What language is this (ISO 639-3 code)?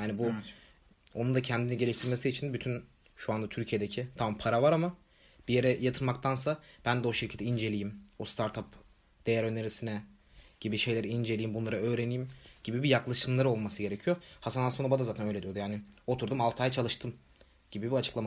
tur